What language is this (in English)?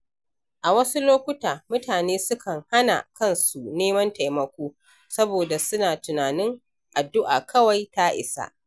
Hausa